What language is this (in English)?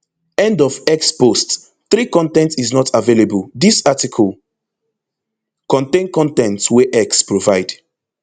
Nigerian Pidgin